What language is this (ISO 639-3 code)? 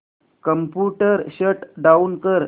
mar